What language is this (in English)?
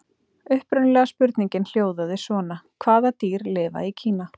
Icelandic